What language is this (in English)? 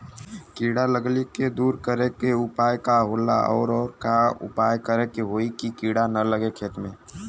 Bhojpuri